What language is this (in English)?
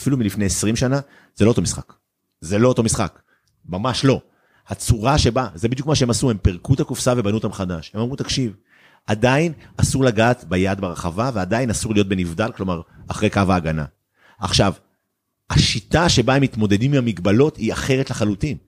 Hebrew